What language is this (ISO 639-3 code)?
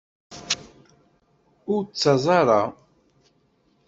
kab